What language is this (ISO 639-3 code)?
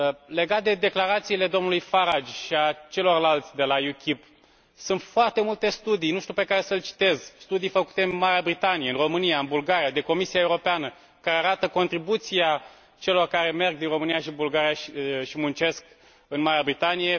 ron